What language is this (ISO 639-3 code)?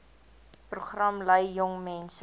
afr